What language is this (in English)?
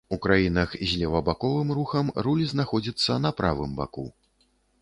Belarusian